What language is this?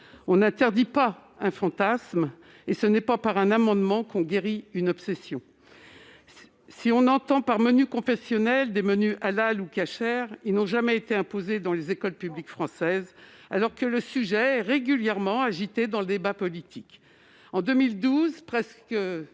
French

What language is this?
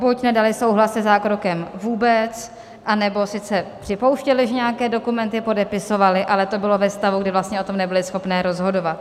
Czech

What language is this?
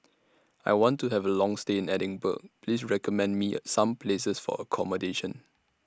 English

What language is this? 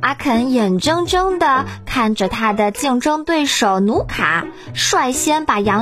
Chinese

